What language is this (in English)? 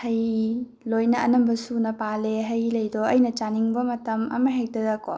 Manipuri